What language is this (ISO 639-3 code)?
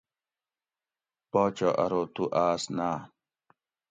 gwc